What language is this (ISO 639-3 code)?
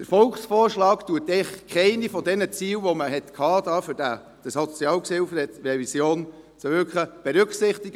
gsw